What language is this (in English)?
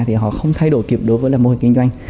Vietnamese